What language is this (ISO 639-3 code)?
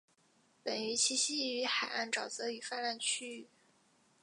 zho